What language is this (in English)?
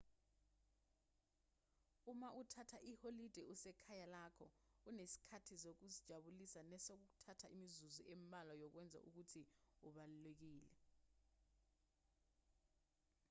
Zulu